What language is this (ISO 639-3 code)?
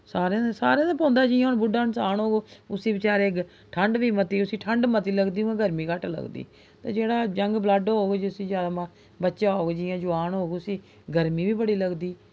doi